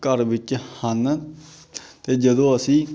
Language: Punjabi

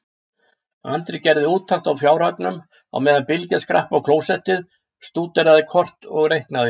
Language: Icelandic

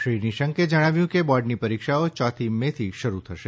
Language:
Gujarati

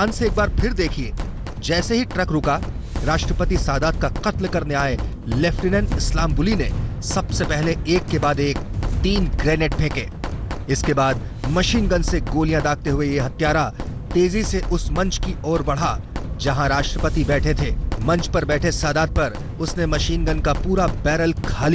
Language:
Hindi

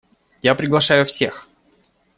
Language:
Russian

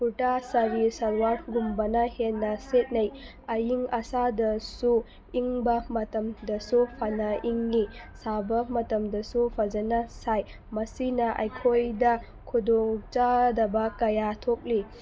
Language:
Manipuri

